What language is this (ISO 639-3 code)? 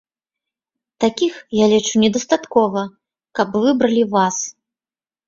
bel